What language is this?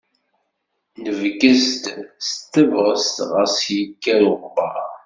Kabyle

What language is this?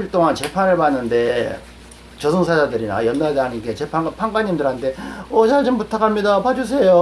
Korean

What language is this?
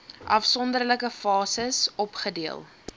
Afrikaans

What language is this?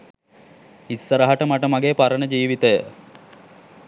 Sinhala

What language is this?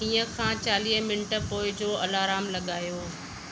Sindhi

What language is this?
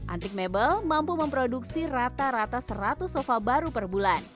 Indonesian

